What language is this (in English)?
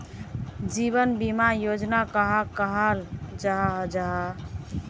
Magahi